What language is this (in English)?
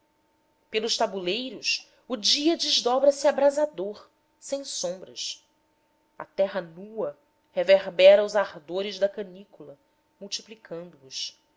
Portuguese